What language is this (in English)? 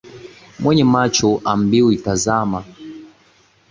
Swahili